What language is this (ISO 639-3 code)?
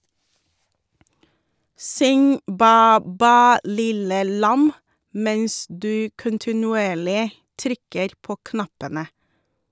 nor